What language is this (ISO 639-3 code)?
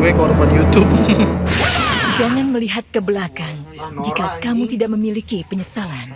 ind